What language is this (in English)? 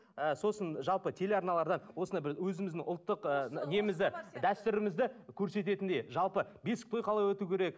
Kazakh